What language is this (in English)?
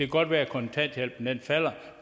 Danish